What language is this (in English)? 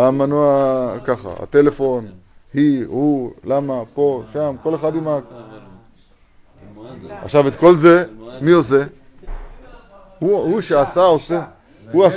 Hebrew